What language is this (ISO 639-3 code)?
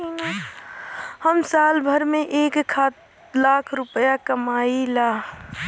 bho